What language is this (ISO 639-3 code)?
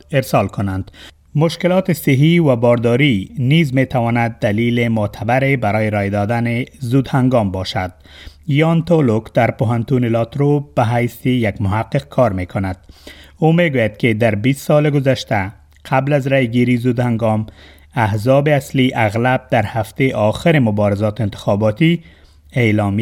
fas